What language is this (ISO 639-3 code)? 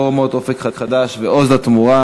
heb